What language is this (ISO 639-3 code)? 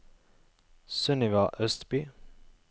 nor